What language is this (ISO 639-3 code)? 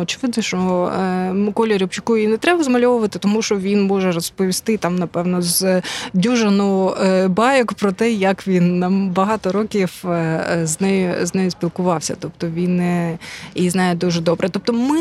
ukr